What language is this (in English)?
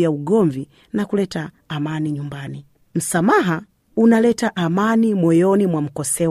Swahili